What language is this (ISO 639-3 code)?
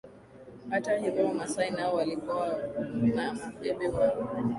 swa